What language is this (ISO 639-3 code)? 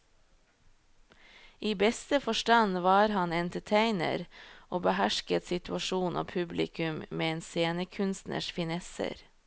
nor